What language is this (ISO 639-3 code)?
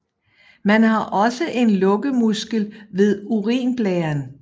dan